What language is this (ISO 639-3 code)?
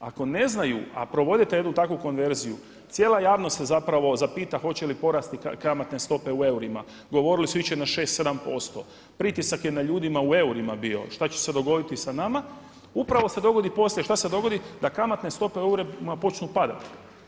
hrv